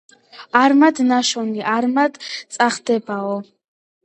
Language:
Georgian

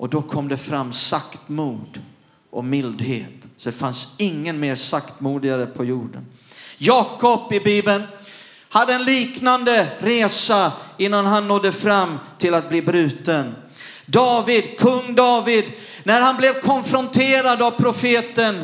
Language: Swedish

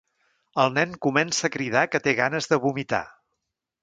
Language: Catalan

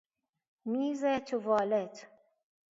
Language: Persian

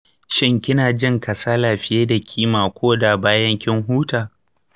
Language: Hausa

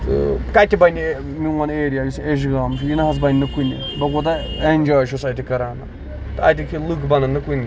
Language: Kashmiri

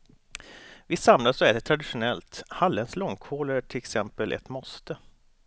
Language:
Swedish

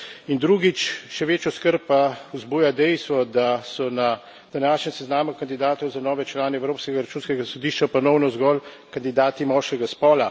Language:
Slovenian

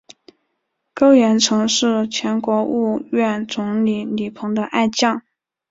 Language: Chinese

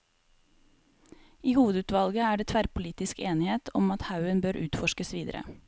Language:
Norwegian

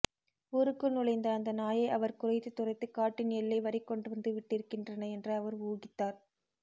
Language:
Tamil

